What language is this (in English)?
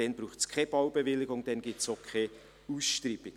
Swiss German